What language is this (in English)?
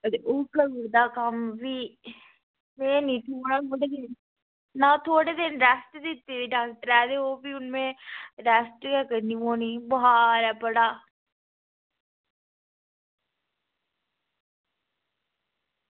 Dogri